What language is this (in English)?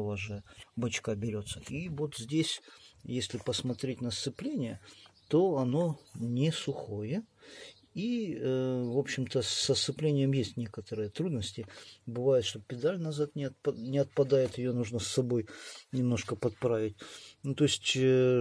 Russian